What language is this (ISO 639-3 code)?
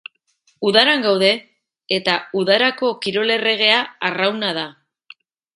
eus